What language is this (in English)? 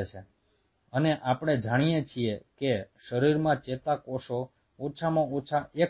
Gujarati